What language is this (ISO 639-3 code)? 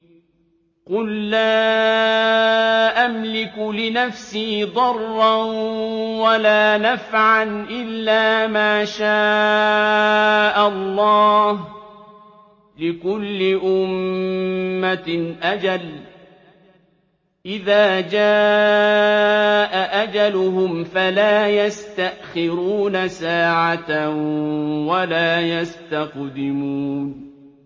ara